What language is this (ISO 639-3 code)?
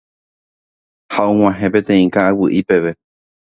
grn